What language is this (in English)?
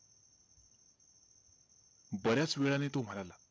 Marathi